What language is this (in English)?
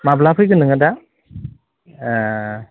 Bodo